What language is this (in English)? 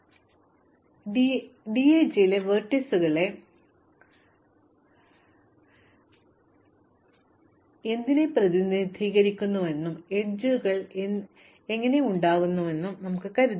Malayalam